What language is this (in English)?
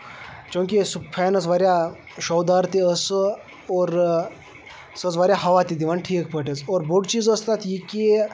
Kashmiri